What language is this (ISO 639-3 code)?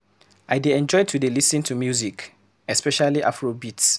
pcm